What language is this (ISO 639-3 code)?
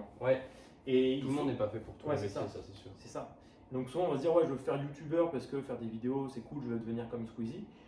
fra